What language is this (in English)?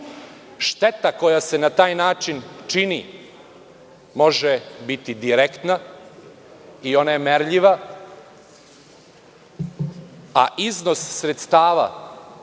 Serbian